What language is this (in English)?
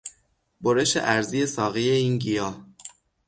Persian